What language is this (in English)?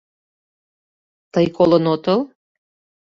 Mari